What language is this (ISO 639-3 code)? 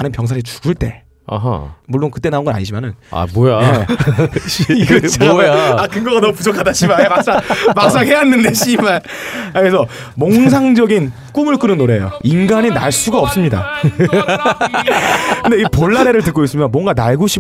kor